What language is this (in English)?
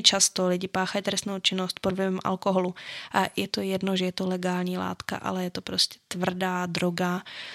Czech